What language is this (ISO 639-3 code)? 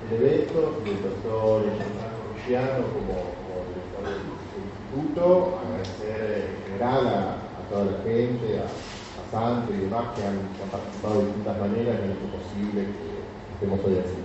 spa